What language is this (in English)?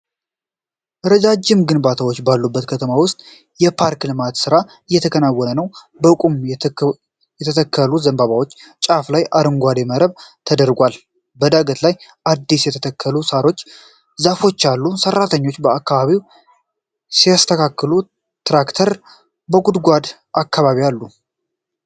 Amharic